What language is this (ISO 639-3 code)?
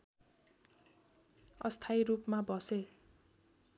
nep